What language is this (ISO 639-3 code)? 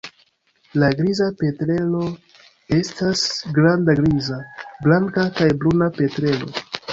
epo